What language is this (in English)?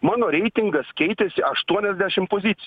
Lithuanian